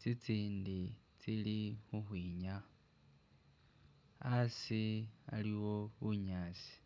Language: Masaaba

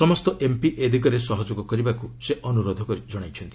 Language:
Odia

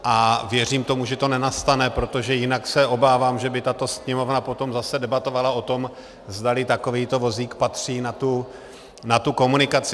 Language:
Czech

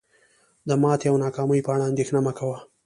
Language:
Pashto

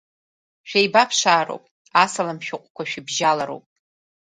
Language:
Abkhazian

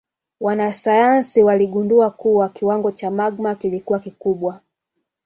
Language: Swahili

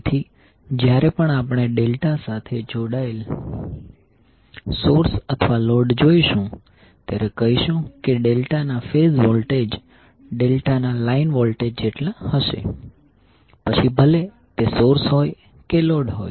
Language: Gujarati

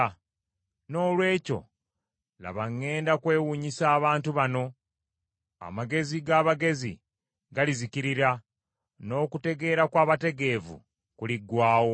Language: Ganda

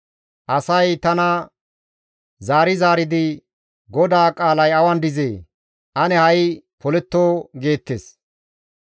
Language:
Gamo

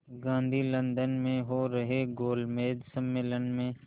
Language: Hindi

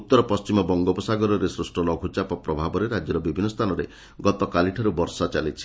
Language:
Odia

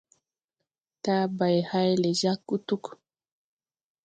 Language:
Tupuri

